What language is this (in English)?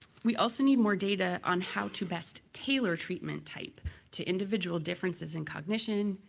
English